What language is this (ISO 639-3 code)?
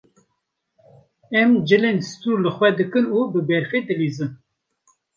kur